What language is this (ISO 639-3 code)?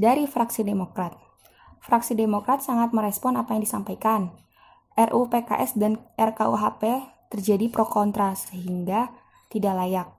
ind